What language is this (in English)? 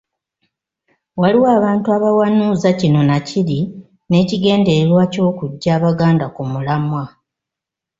Ganda